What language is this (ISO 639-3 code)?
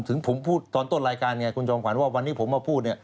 tha